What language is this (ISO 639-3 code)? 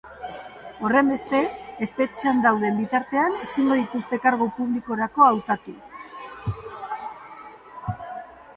eus